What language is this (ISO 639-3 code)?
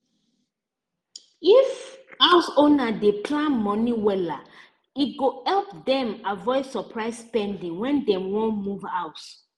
pcm